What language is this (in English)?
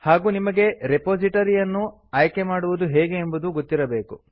Kannada